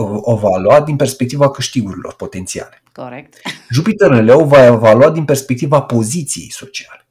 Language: Romanian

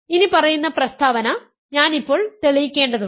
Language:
Malayalam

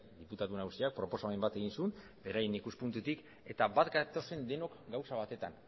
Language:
Basque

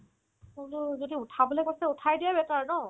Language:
Assamese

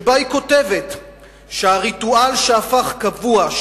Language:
Hebrew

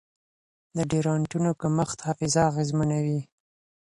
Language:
Pashto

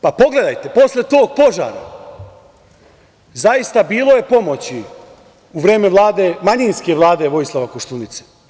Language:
Serbian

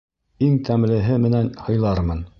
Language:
Bashkir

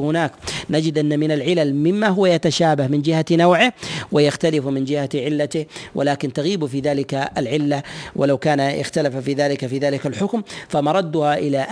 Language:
Arabic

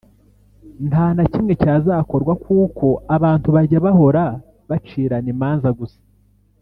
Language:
Kinyarwanda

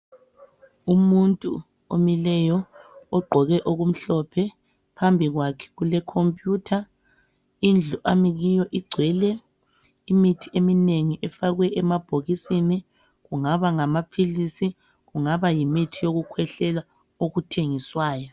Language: North Ndebele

